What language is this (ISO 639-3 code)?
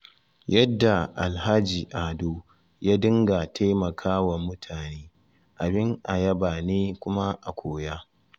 hau